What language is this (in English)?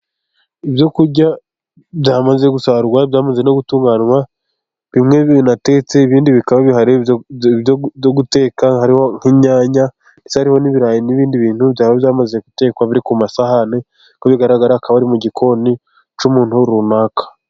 Kinyarwanda